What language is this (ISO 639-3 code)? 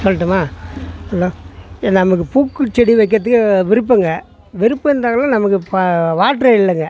tam